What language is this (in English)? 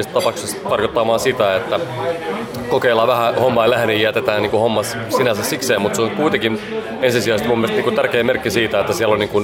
Finnish